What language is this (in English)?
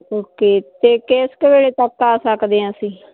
Punjabi